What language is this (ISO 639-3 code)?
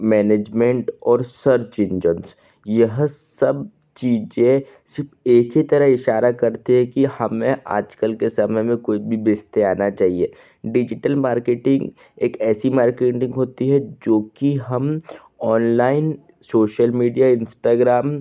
hin